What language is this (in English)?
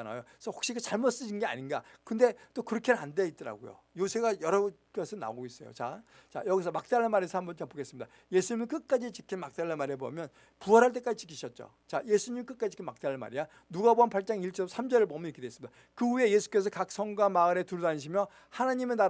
Korean